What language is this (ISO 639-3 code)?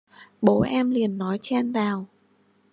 vie